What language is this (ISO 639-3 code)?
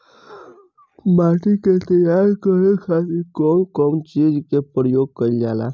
bho